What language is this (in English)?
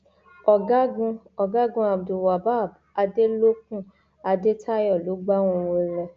Yoruba